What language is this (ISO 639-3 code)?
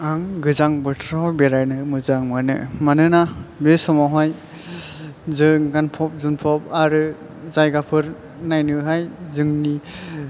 brx